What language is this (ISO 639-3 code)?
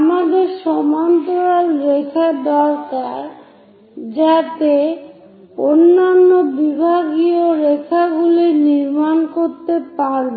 ben